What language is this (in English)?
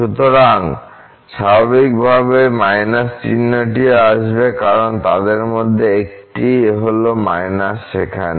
Bangla